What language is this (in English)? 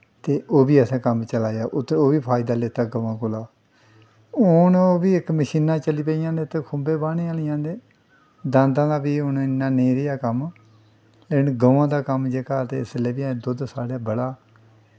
Dogri